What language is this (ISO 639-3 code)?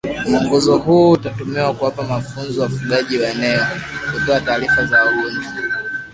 swa